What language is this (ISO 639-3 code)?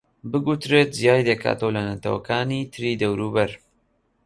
ckb